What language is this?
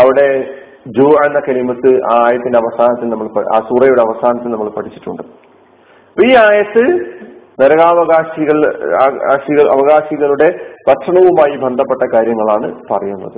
Malayalam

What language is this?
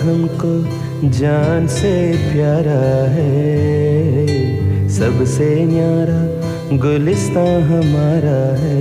Hindi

